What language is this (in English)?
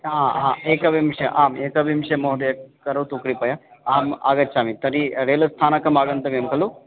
Sanskrit